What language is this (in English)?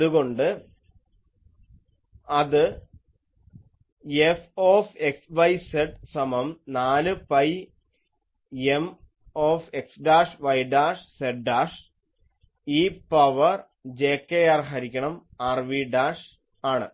Malayalam